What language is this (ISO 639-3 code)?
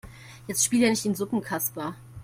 deu